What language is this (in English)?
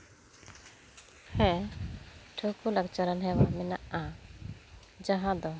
Santali